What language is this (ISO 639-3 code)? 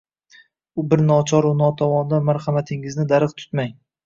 uzb